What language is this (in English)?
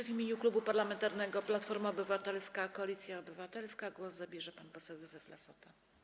Polish